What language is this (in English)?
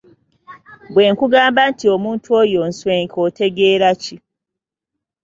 Ganda